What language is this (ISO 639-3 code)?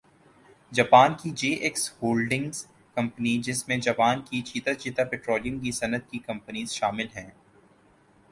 urd